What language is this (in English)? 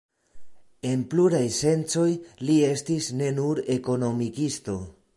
Esperanto